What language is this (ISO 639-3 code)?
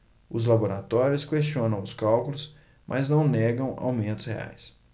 por